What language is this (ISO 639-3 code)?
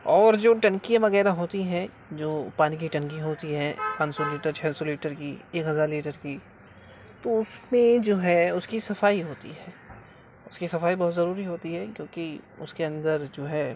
urd